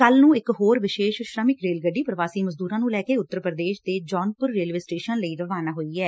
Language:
Punjabi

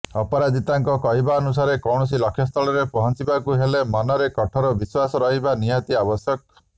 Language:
Odia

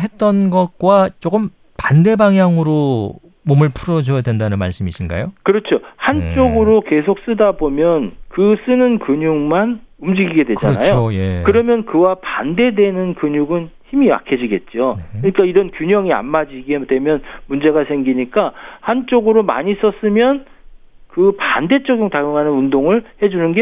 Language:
Korean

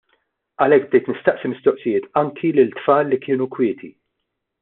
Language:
Maltese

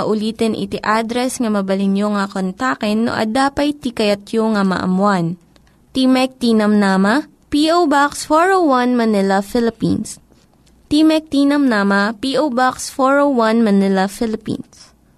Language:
Filipino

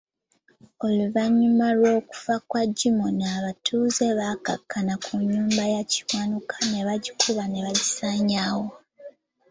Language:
Ganda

